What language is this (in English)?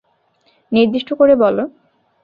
Bangla